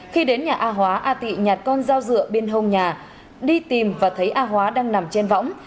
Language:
Vietnamese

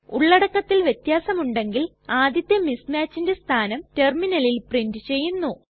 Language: Malayalam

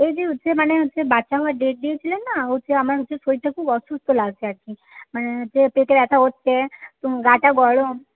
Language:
Bangla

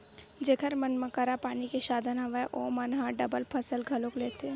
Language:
Chhattisgarhi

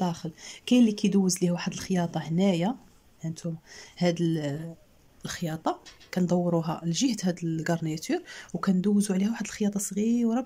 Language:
Arabic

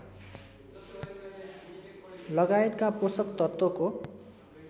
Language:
Nepali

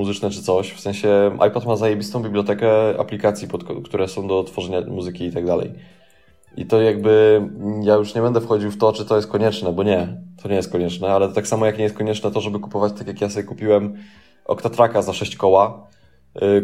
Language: Polish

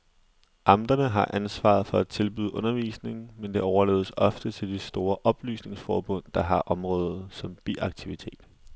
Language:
Danish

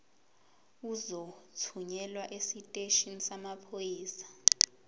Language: Zulu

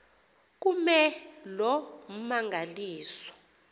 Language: Xhosa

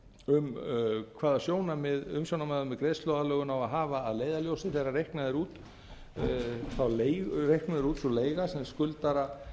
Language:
Icelandic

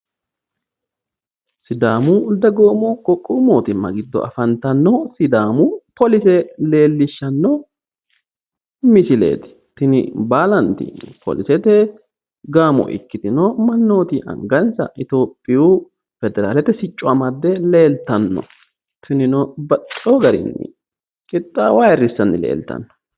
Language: Sidamo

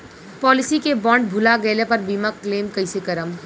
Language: Bhojpuri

